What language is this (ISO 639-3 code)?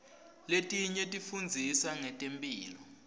ssw